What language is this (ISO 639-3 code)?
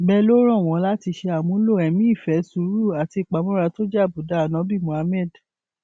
yor